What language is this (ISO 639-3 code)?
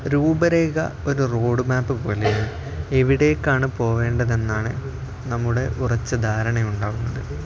mal